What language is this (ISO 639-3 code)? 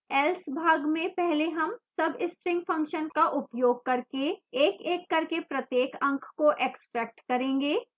hin